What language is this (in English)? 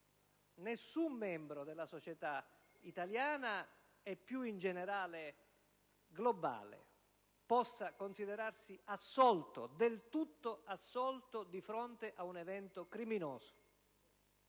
Italian